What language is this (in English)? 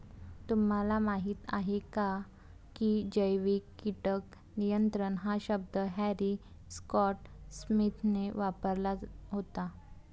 Marathi